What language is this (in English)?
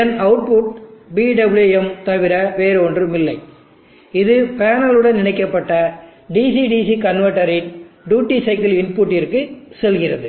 Tamil